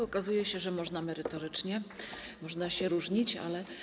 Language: Polish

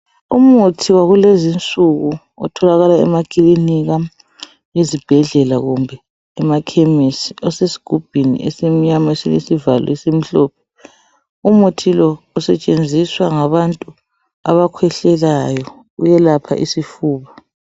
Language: North Ndebele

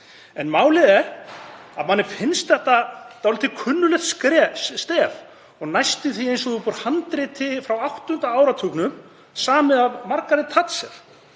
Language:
Icelandic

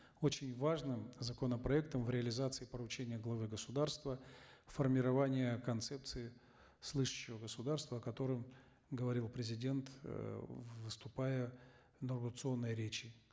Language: Kazakh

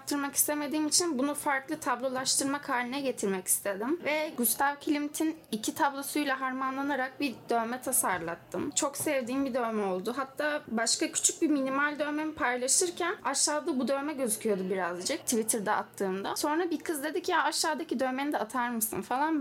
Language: Turkish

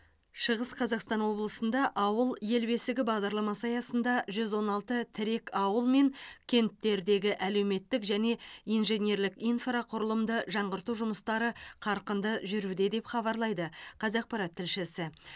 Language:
Kazakh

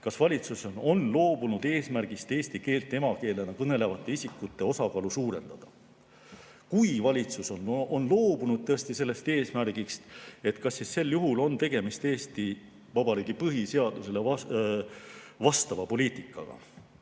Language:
Estonian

